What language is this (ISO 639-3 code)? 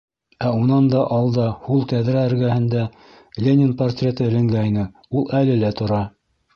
bak